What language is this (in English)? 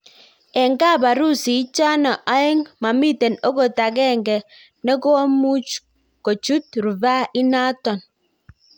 Kalenjin